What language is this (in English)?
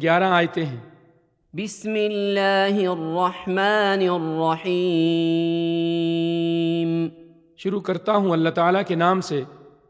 Urdu